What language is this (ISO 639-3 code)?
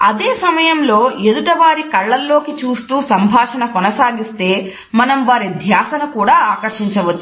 tel